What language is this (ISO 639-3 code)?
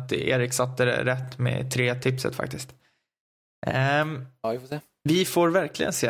swe